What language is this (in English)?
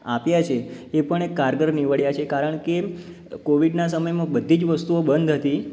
Gujarati